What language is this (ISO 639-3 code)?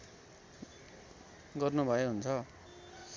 nep